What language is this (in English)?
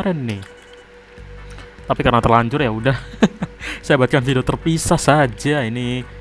Indonesian